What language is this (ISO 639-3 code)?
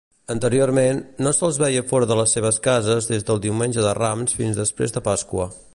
cat